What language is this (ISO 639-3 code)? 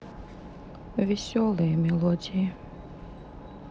rus